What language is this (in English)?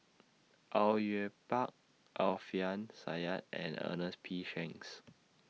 English